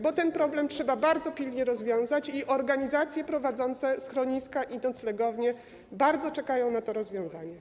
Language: Polish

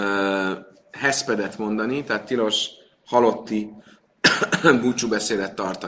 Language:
Hungarian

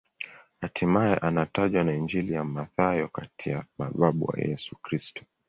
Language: Swahili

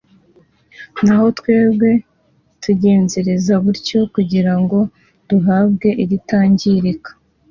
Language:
Kinyarwanda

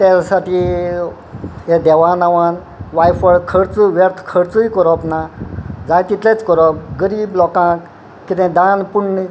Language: Konkani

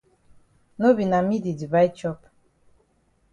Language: Cameroon Pidgin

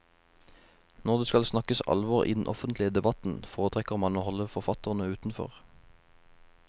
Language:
Norwegian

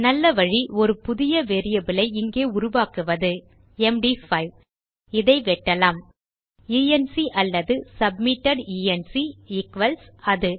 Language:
Tamil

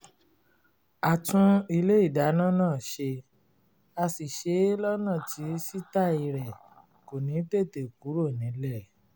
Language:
Yoruba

